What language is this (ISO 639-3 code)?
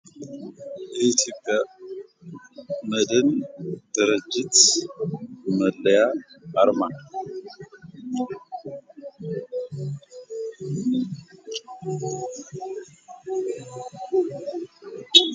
amh